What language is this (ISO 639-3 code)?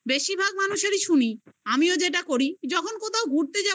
ben